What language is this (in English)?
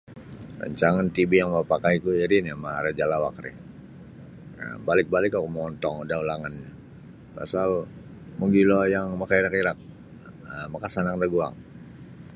Sabah Bisaya